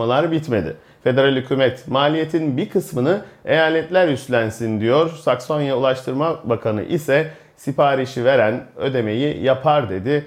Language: Turkish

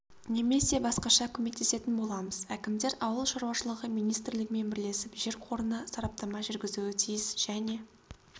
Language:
Kazakh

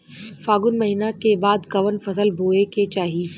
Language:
Bhojpuri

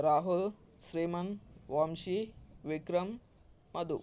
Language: Telugu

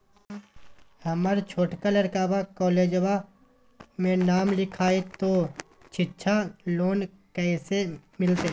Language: Magahi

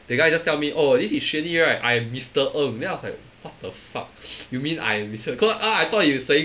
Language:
English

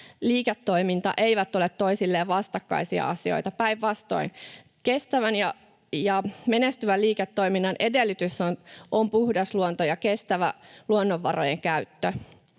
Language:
Finnish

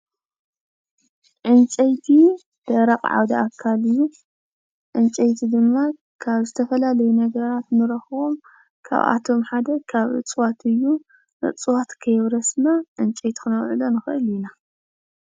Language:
Tigrinya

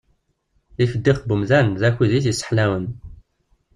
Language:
Kabyle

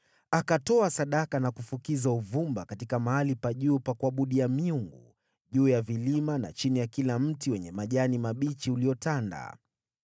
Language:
Swahili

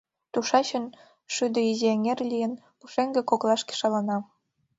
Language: Mari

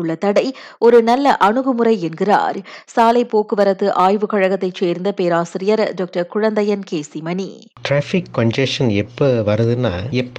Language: Tamil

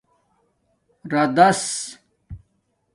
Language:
Domaaki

